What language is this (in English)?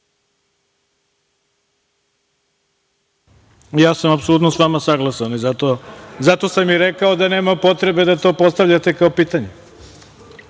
Serbian